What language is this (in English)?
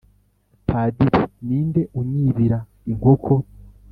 Kinyarwanda